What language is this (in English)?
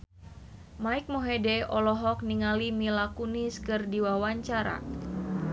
Sundanese